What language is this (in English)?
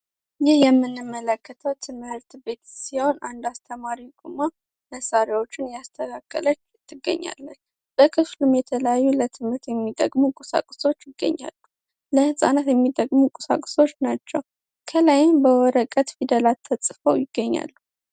Amharic